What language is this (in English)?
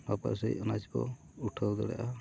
Santali